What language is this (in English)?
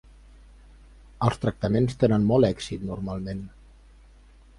Catalan